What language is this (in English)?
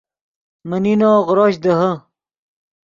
Yidgha